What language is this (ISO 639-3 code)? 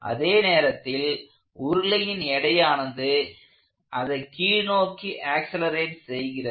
tam